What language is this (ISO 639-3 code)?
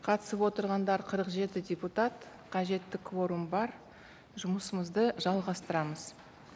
kaz